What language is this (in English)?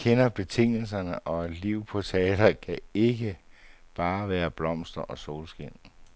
Danish